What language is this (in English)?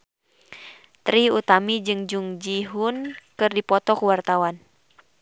Sundanese